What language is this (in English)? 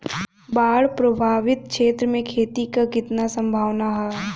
Bhojpuri